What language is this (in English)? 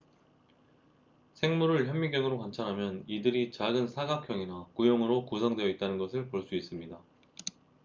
Korean